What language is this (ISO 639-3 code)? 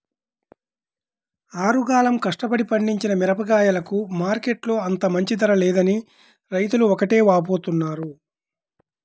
tel